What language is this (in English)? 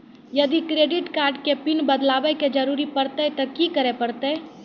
Maithili